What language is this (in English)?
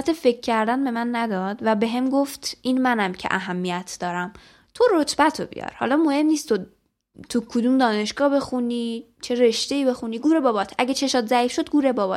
Persian